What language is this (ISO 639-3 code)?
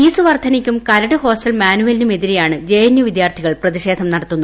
mal